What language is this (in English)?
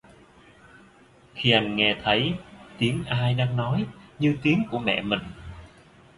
Vietnamese